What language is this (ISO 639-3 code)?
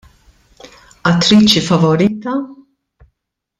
mlt